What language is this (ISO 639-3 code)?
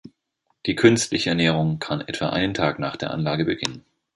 deu